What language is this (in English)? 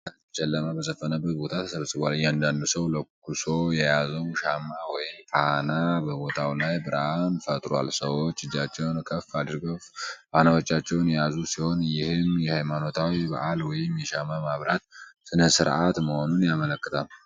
Amharic